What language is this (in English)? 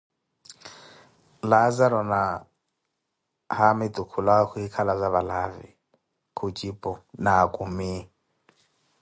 Koti